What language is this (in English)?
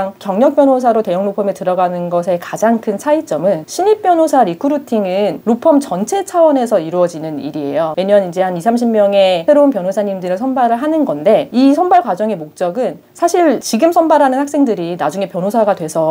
Korean